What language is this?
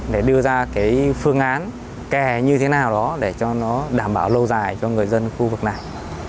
Vietnamese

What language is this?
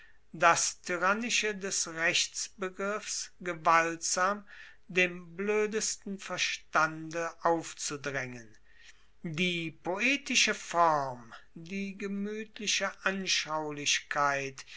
German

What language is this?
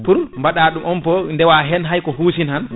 Fula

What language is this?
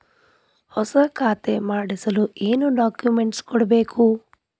Kannada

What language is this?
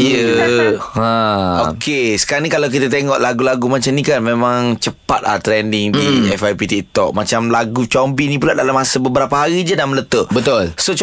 Malay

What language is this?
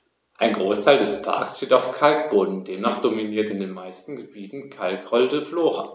German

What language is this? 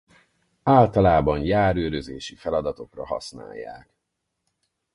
Hungarian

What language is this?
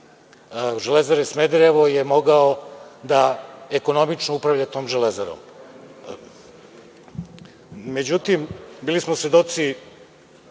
Serbian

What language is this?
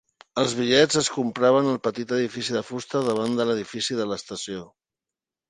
Catalan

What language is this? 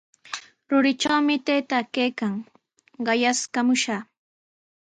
Sihuas Ancash Quechua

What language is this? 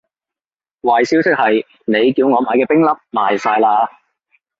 Cantonese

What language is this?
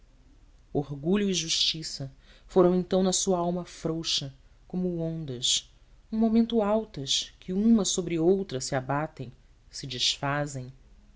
Portuguese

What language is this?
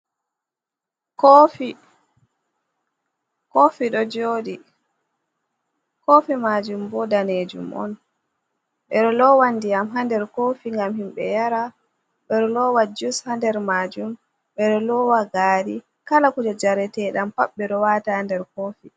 Fula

